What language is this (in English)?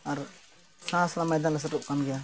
Santali